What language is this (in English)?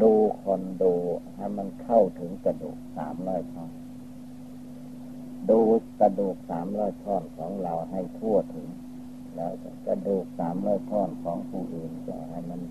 Thai